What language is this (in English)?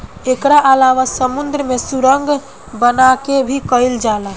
Bhojpuri